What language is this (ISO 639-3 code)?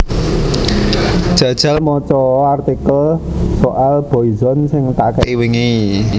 jav